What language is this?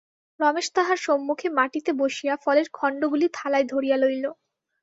Bangla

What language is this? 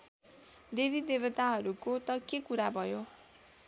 Nepali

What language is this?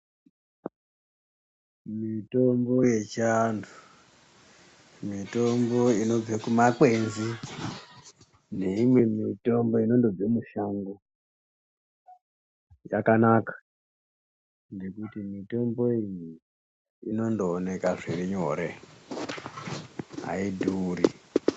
Ndau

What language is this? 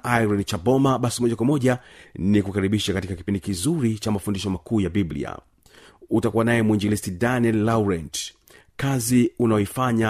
Swahili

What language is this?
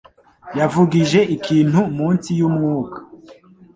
Kinyarwanda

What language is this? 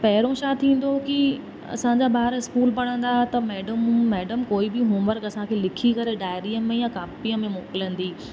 Sindhi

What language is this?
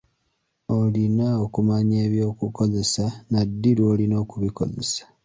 Ganda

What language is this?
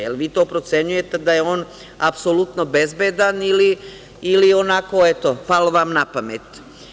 Serbian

